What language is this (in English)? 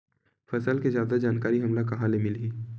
Chhattisgarhi